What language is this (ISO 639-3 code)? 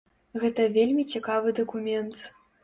bel